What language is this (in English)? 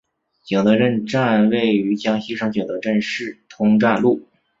Chinese